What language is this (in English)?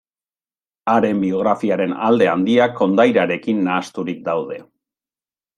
Basque